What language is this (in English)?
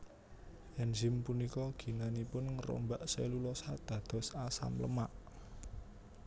Javanese